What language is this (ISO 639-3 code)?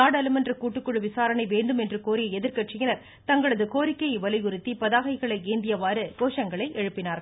tam